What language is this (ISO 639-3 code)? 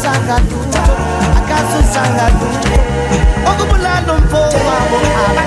eng